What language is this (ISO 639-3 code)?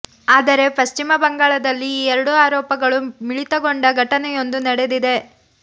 kan